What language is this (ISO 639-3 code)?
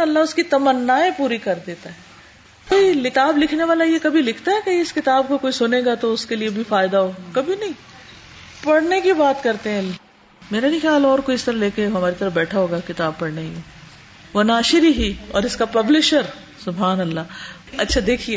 urd